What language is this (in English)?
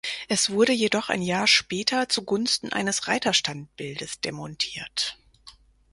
German